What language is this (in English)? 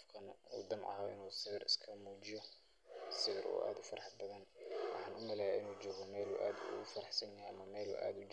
Somali